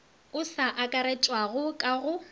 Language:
Northern Sotho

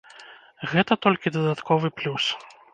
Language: Belarusian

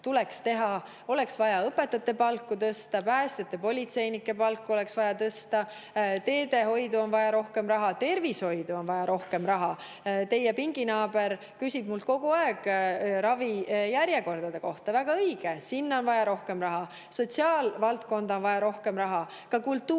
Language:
Estonian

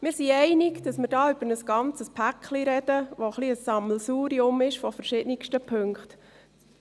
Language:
Swiss German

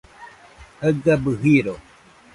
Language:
Nüpode Huitoto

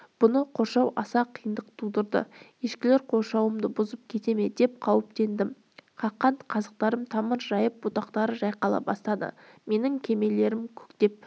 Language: Kazakh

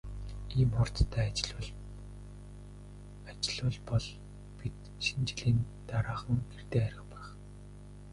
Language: Mongolian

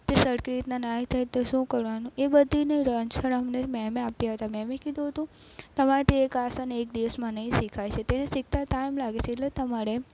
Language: Gujarati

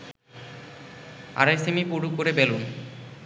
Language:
Bangla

